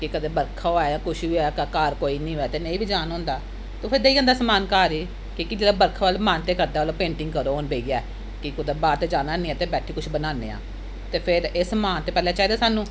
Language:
Dogri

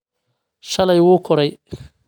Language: Somali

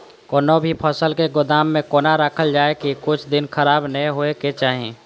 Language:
Maithili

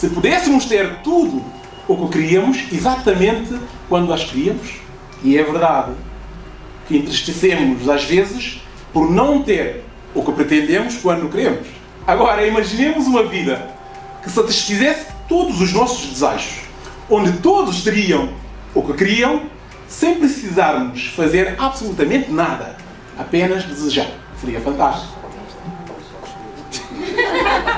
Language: Portuguese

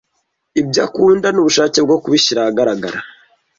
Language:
Kinyarwanda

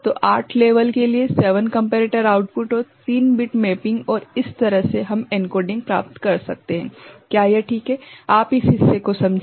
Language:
Hindi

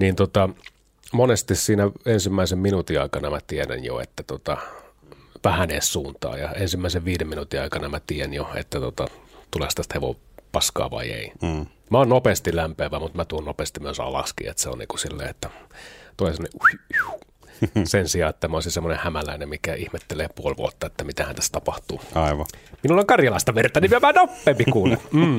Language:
Finnish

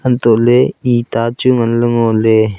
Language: Wancho Naga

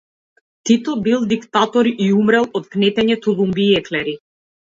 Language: Macedonian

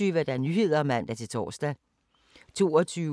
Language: Danish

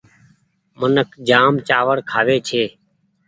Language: Goaria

